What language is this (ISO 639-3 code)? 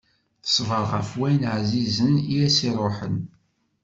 kab